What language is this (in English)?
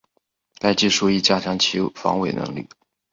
Chinese